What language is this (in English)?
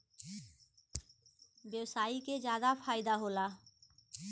Bhojpuri